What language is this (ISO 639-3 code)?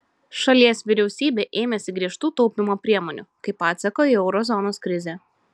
lit